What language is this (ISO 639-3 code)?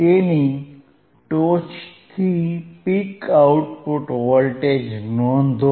guj